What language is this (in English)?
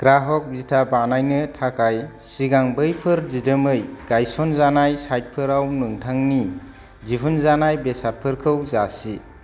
Bodo